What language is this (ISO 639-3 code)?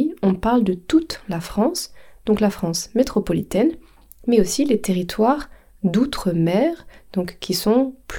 fra